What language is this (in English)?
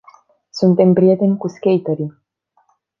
Romanian